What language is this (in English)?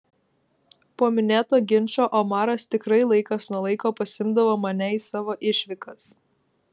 Lithuanian